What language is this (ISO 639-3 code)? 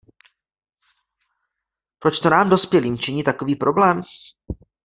ces